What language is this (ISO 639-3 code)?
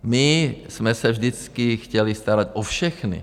ces